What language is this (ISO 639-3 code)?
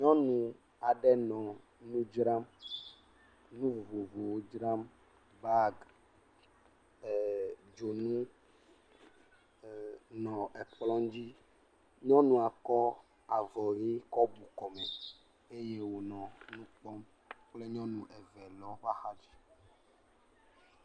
ewe